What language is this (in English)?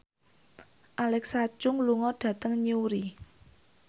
Javanese